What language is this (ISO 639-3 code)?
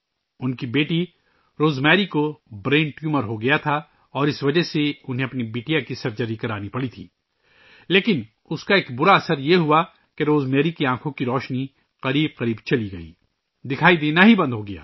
urd